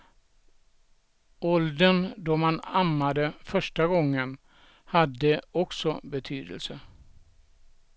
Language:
Swedish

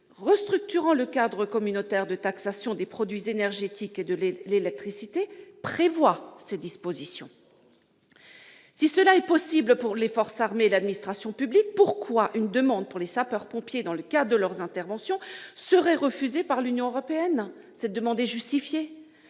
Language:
French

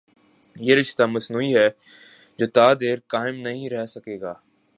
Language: Urdu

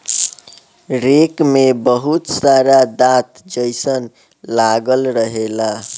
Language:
Bhojpuri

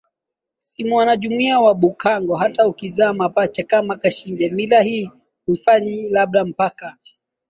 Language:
Swahili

